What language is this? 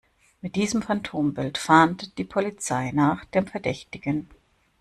German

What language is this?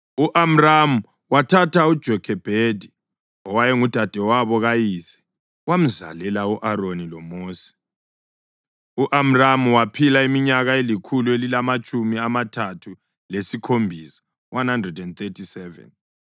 North Ndebele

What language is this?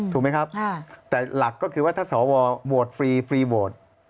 Thai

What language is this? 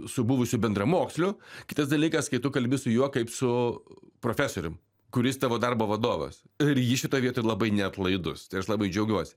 Lithuanian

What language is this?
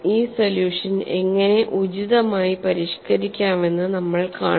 Malayalam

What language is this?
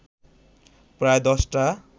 Bangla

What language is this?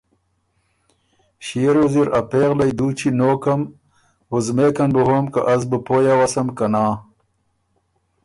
Ormuri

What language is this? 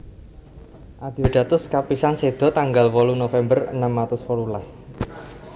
Javanese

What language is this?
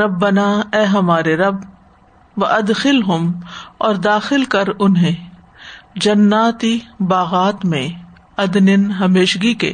Urdu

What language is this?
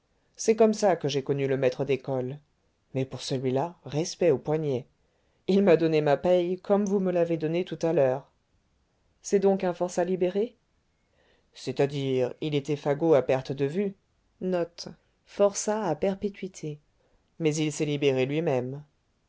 French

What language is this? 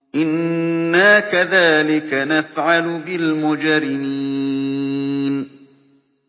Arabic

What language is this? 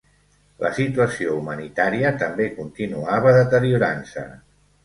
Catalan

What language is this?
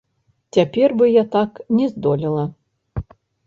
Belarusian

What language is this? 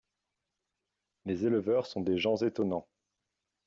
French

